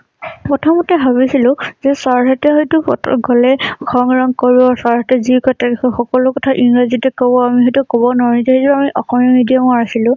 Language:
Assamese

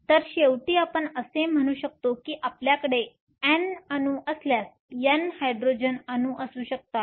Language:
Marathi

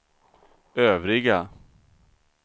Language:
Swedish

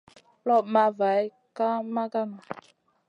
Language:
Masana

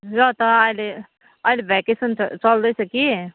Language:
Nepali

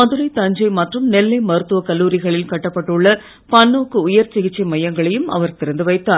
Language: Tamil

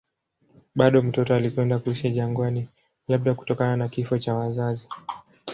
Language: Swahili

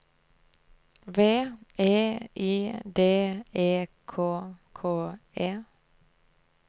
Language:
Norwegian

